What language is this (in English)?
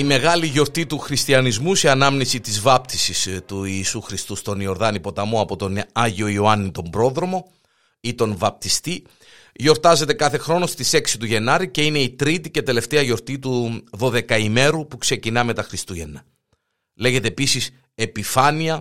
Greek